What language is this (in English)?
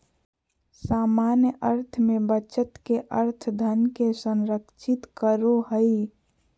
Magahi